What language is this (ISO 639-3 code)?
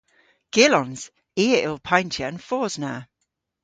cor